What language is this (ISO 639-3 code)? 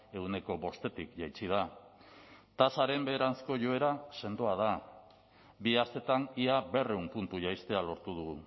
eus